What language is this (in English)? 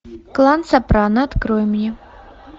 Russian